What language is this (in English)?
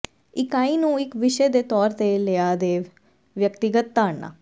Punjabi